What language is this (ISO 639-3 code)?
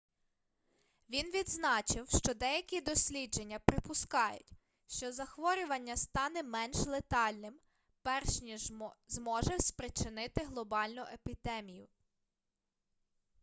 ukr